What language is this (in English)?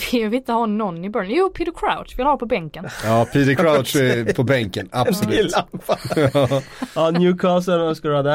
Swedish